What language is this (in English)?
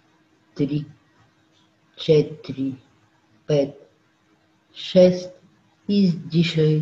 Bulgarian